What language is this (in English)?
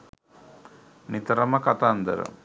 Sinhala